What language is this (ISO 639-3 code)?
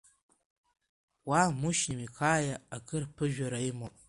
abk